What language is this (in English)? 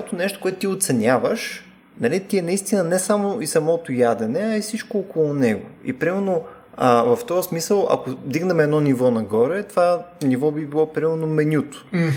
Bulgarian